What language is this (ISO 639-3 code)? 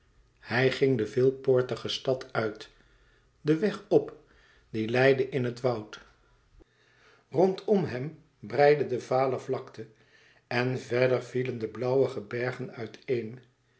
nld